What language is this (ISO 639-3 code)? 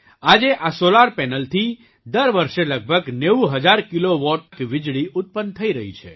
guj